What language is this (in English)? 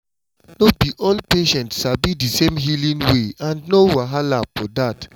Nigerian Pidgin